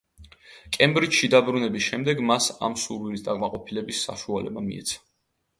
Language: Georgian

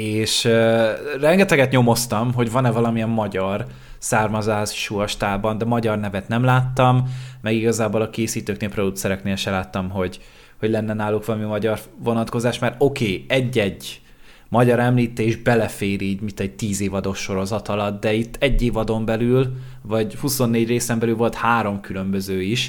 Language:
Hungarian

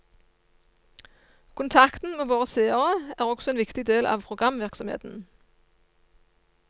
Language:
Norwegian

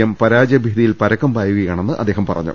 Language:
Malayalam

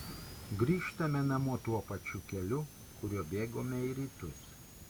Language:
Lithuanian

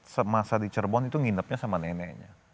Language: Indonesian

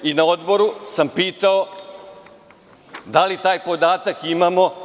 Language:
Serbian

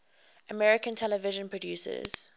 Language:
English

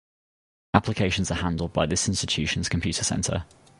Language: English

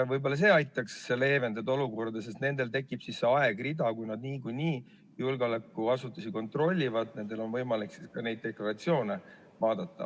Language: Estonian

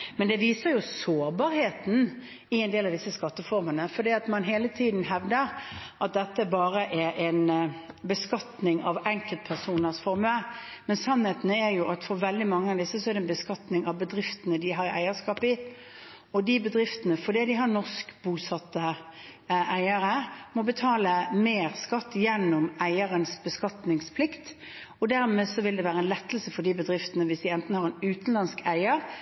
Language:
Norwegian Bokmål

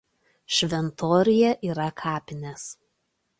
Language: Lithuanian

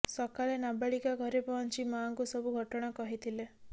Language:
Odia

